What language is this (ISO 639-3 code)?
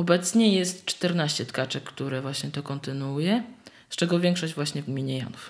pol